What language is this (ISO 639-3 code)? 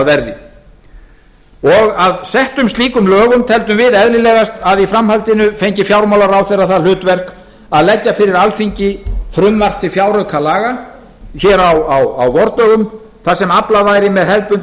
isl